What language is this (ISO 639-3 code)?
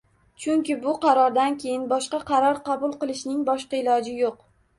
uzb